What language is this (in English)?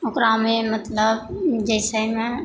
Maithili